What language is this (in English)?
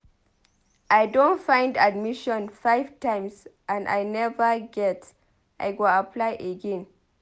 Nigerian Pidgin